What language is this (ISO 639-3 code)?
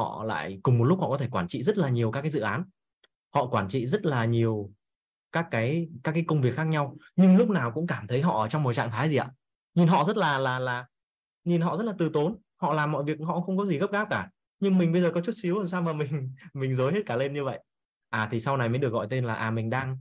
vie